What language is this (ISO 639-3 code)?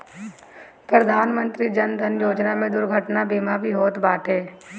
bho